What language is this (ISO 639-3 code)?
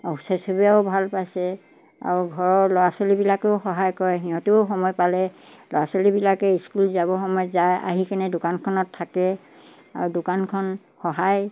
asm